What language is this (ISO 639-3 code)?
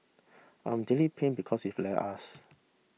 eng